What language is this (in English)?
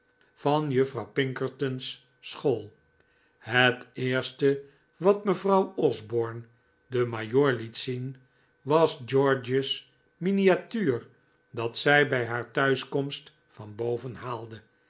Dutch